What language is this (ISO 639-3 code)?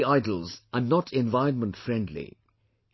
eng